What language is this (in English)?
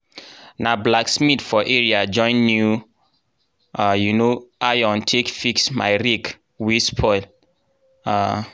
Nigerian Pidgin